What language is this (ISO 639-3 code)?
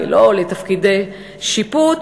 heb